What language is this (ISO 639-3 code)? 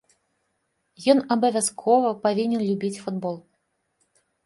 bel